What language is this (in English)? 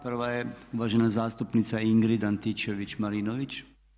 Croatian